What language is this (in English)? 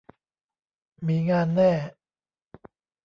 Thai